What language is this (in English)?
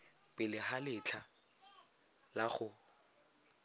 Tswana